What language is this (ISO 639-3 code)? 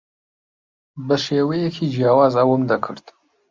ckb